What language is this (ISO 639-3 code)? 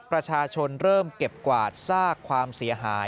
tha